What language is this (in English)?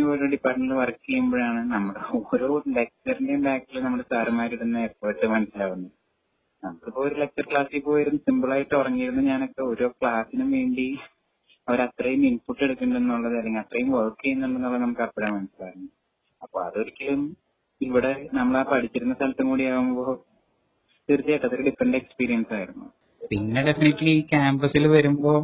Malayalam